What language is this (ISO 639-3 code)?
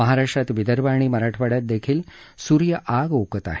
mar